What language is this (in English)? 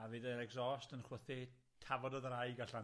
Welsh